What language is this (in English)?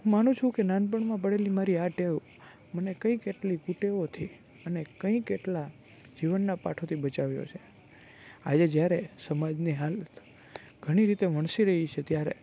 Gujarati